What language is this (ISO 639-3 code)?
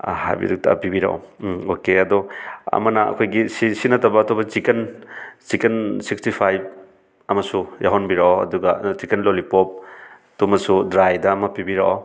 mni